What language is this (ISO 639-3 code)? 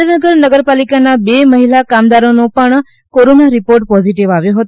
guj